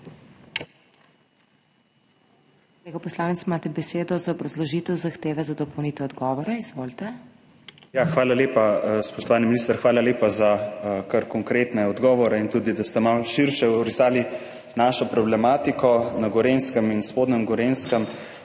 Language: Slovenian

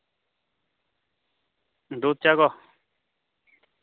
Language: Santali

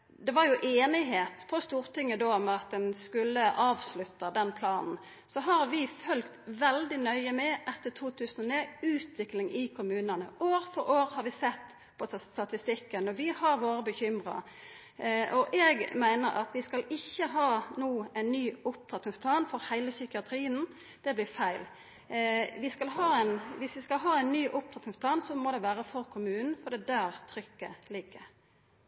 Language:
Norwegian Nynorsk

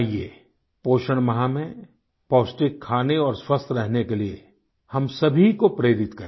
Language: Hindi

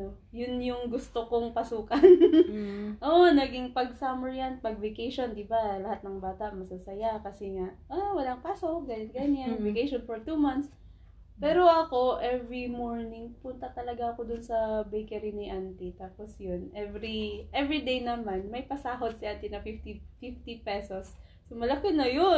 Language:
Filipino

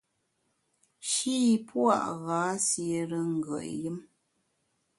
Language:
Bamun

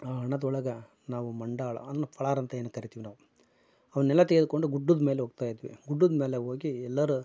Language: Kannada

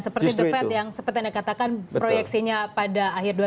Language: Indonesian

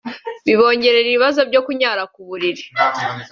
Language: Kinyarwanda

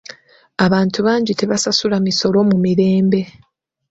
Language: Ganda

